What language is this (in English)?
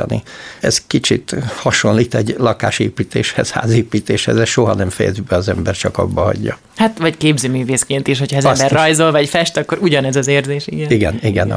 Hungarian